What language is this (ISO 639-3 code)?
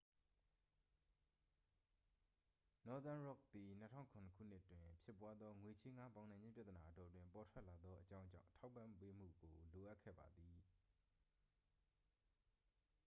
mya